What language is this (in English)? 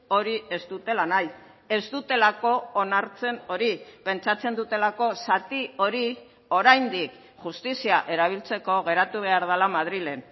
Basque